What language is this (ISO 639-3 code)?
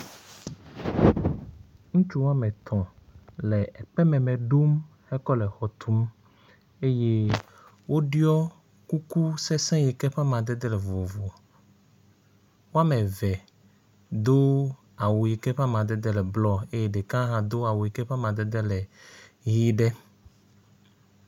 ewe